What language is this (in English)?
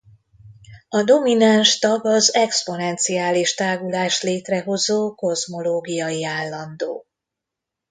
Hungarian